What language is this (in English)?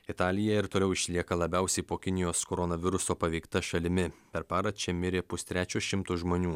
Lithuanian